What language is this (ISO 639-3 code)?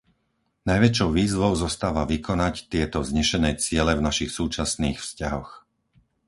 slk